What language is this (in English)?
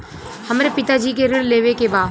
Bhojpuri